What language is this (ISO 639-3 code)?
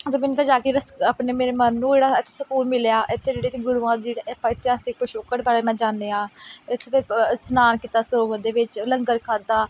pan